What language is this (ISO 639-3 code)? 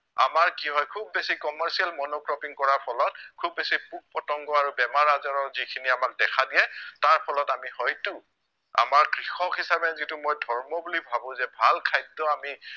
asm